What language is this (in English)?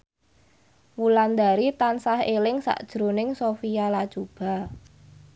Javanese